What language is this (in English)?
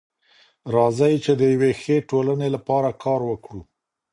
Pashto